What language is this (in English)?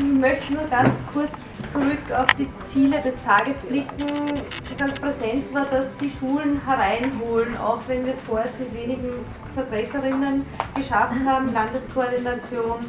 German